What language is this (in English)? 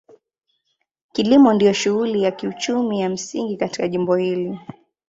Swahili